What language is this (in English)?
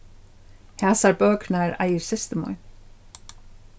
Faroese